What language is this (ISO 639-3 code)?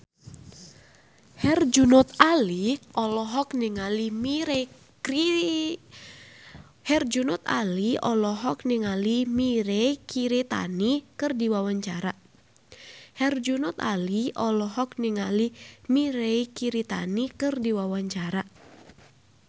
sun